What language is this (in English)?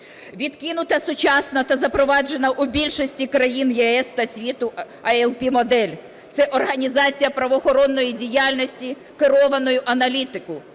Ukrainian